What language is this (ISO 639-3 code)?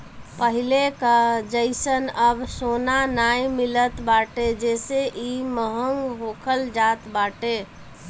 bho